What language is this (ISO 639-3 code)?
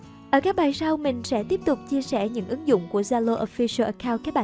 vie